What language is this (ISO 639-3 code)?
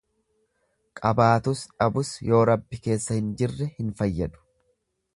orm